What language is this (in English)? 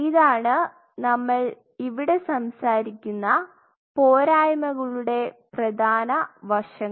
Malayalam